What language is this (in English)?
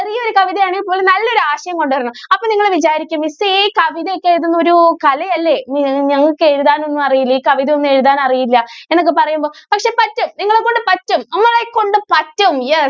Malayalam